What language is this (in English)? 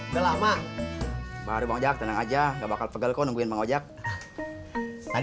Indonesian